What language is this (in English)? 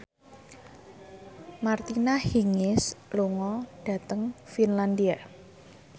Javanese